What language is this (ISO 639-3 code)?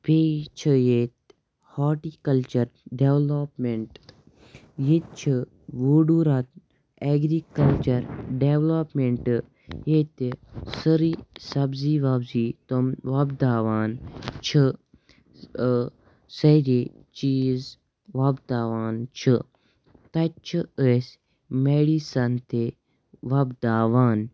kas